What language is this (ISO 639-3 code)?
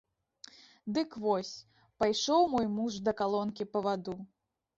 bel